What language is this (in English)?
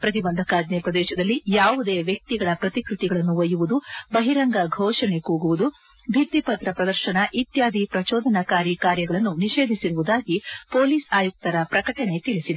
Kannada